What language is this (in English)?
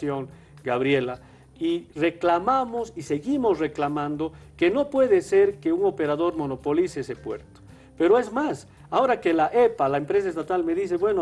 Spanish